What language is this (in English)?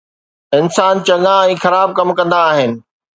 Sindhi